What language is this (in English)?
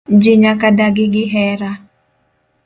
Luo (Kenya and Tanzania)